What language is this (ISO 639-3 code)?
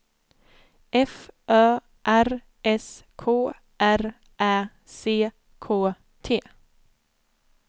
swe